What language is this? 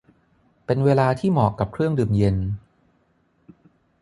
Thai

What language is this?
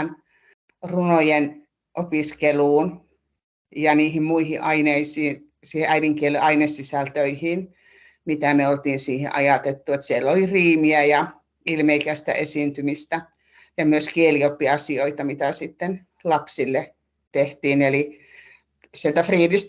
Finnish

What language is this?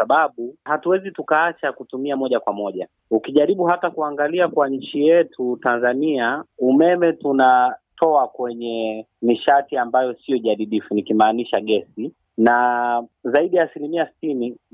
Swahili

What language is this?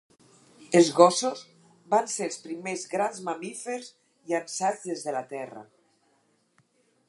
Catalan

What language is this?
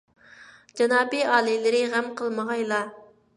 Uyghur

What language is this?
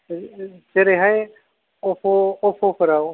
Bodo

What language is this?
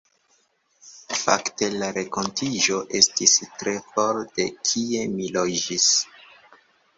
Esperanto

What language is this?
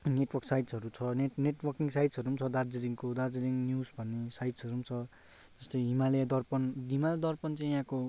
Nepali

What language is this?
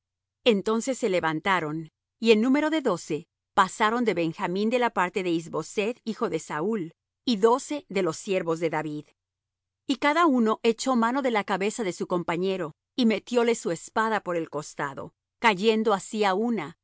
Spanish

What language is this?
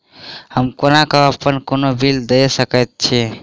Maithili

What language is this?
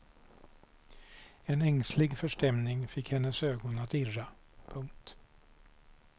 Swedish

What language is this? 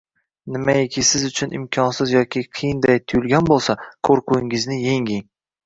Uzbek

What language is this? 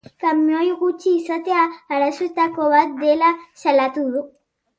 Basque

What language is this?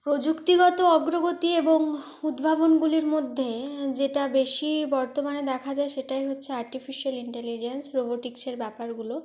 Bangla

